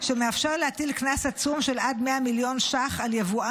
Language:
Hebrew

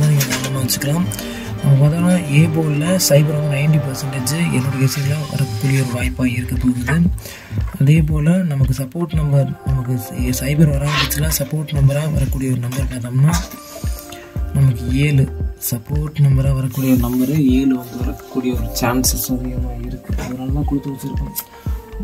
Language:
Tamil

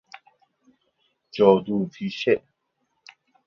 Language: Persian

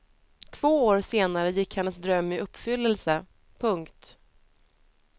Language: Swedish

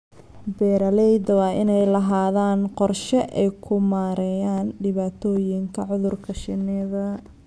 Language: Somali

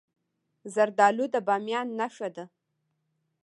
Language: Pashto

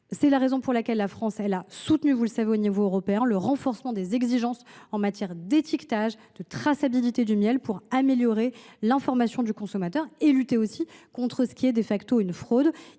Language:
French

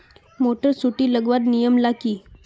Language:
Magahi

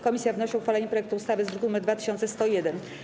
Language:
Polish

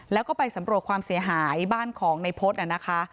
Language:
Thai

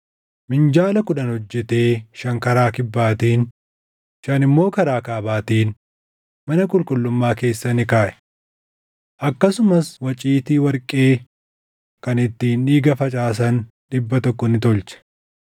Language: Oromo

